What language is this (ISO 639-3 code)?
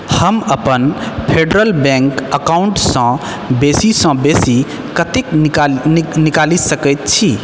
mai